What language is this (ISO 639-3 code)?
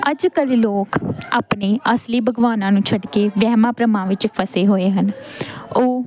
pan